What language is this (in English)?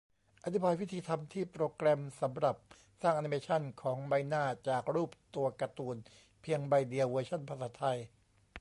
Thai